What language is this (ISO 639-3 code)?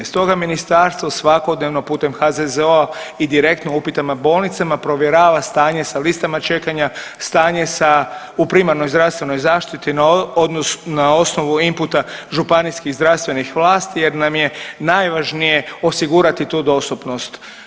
hrv